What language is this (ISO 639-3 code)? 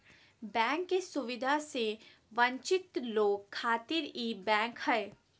mag